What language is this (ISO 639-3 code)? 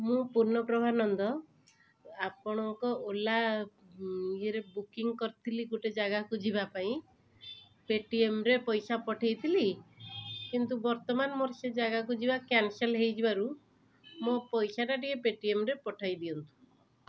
ori